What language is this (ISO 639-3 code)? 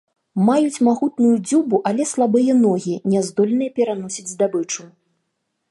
bel